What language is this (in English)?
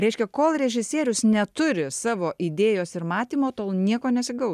Lithuanian